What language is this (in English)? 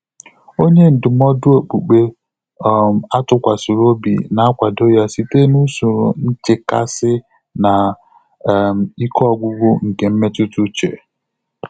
Igbo